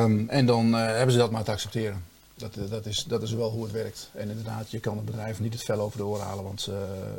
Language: Dutch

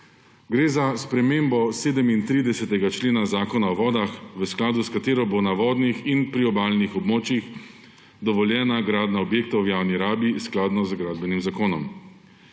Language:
Slovenian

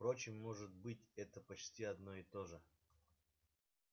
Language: Russian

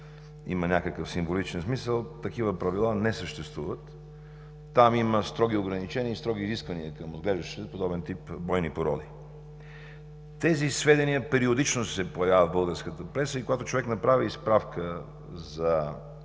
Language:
Bulgarian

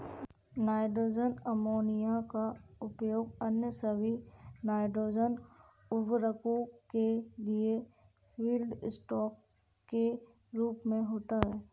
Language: Hindi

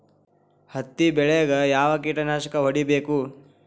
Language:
Kannada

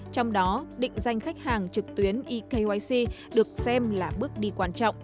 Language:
Vietnamese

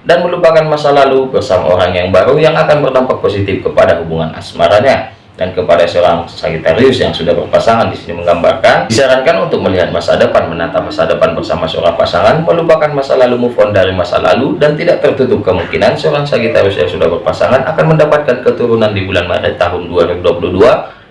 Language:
Indonesian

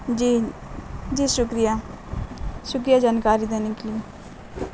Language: Urdu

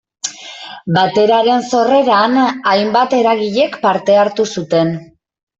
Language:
Basque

